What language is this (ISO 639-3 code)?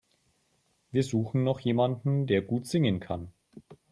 deu